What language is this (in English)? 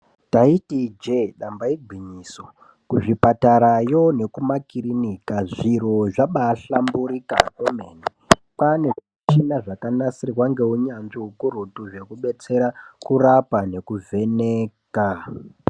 Ndau